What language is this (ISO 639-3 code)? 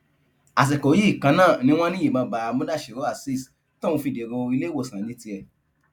yor